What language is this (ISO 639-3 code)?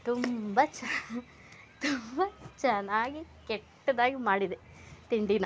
kan